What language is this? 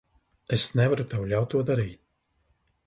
Latvian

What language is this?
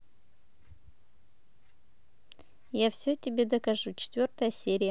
Russian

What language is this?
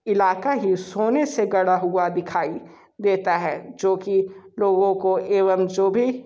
Hindi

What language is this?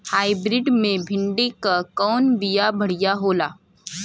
Bhojpuri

